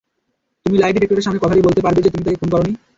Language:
Bangla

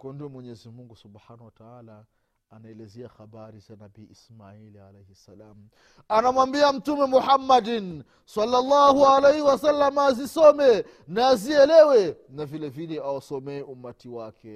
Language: Swahili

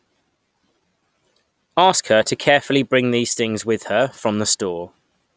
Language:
English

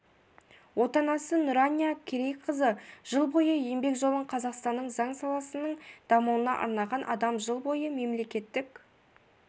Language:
Kazakh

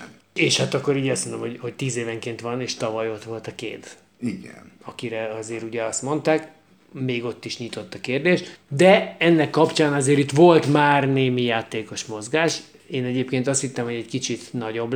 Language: Hungarian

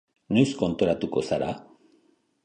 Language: Basque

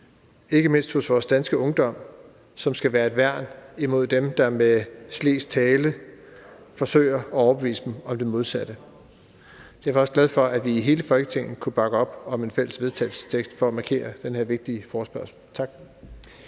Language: Danish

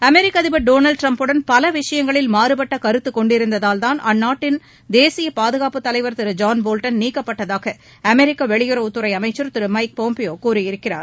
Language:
Tamil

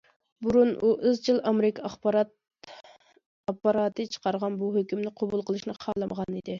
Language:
Uyghur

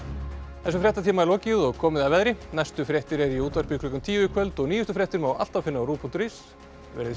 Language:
Icelandic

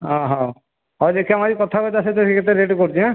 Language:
Odia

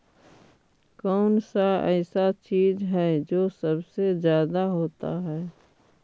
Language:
Magahi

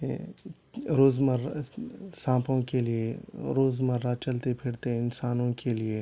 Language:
Urdu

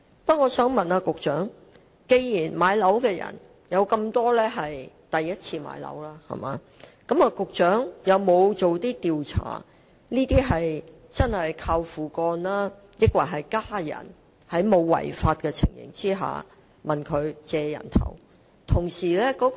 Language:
Cantonese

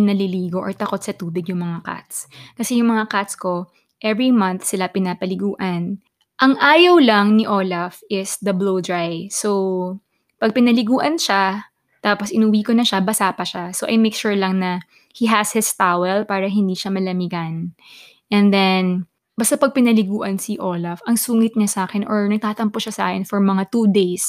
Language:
Filipino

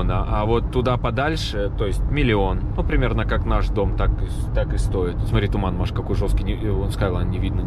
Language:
Russian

